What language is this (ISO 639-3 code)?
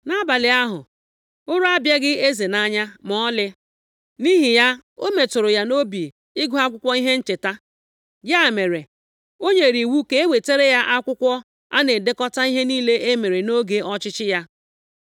ibo